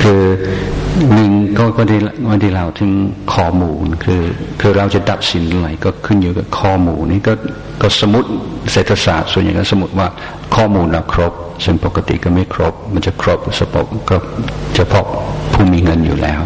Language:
Thai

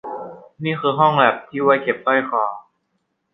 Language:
Thai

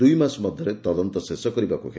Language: Odia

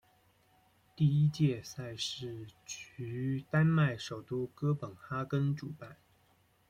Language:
Chinese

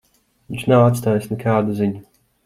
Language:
Latvian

